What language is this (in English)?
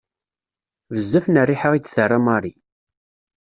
Kabyle